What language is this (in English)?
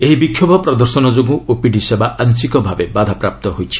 Odia